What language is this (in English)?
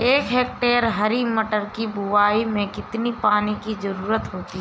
Hindi